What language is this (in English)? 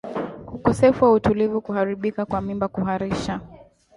Swahili